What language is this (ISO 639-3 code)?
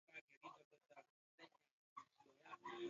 swa